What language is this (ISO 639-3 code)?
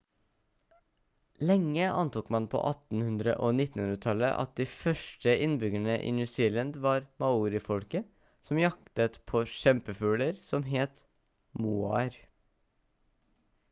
nob